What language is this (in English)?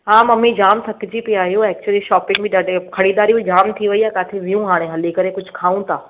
Sindhi